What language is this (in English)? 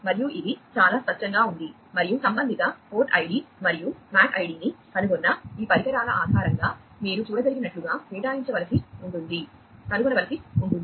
Telugu